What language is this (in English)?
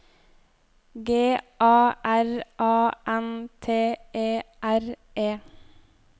Norwegian